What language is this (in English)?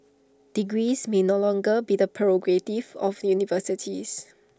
English